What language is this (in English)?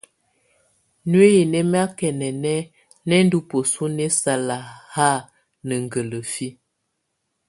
Tunen